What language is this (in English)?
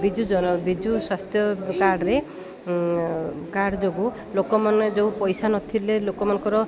Odia